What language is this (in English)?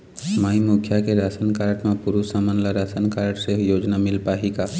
Chhattisgarhi